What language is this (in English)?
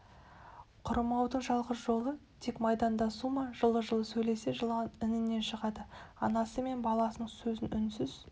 Kazakh